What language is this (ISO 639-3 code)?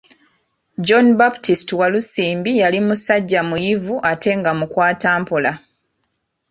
lug